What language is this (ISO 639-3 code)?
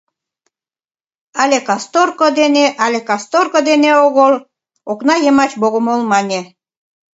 chm